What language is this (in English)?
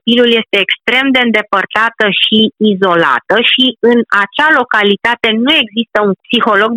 Romanian